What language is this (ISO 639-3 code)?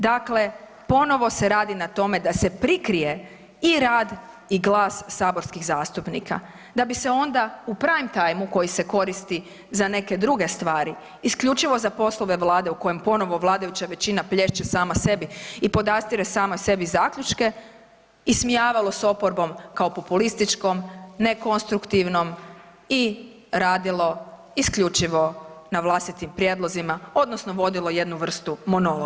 hrv